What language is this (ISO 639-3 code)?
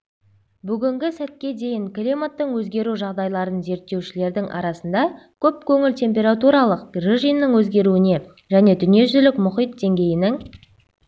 kaz